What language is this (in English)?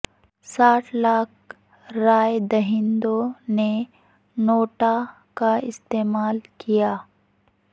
Urdu